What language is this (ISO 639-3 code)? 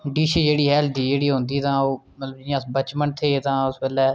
doi